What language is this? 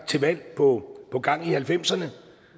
Danish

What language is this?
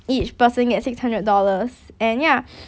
English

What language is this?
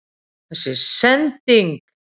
Icelandic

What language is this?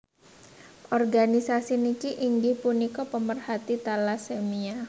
Javanese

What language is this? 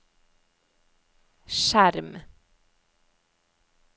Norwegian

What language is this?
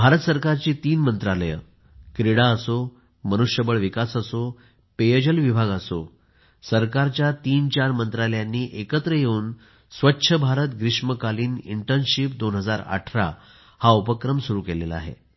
Marathi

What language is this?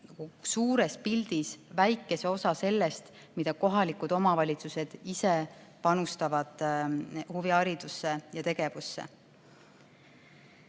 Estonian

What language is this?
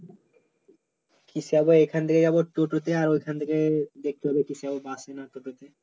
Bangla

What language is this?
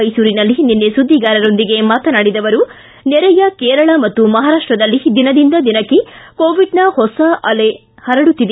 Kannada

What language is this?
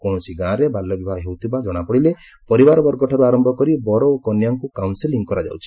Odia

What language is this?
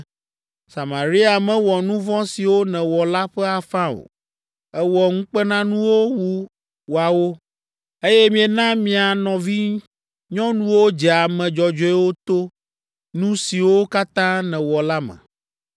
Ewe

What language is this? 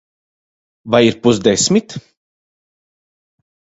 Latvian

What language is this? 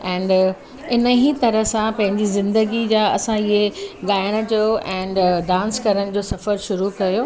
Sindhi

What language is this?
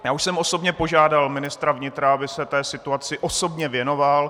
Czech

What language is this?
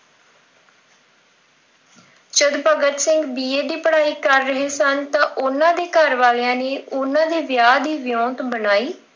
Punjabi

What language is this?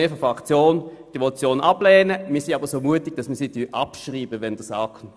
Swiss German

